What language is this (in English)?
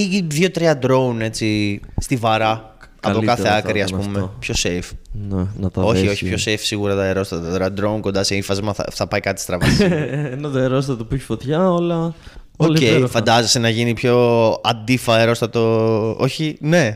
Greek